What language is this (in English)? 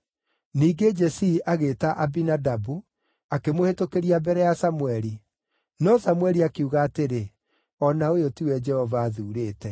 Kikuyu